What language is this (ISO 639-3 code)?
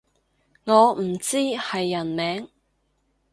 yue